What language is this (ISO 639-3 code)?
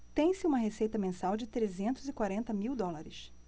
por